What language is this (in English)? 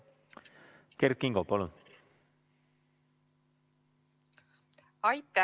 Estonian